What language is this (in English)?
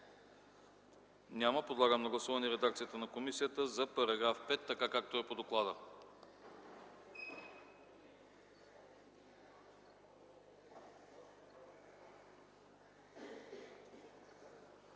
Bulgarian